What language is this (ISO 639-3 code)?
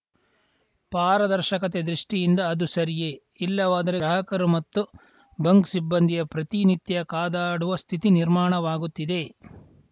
kan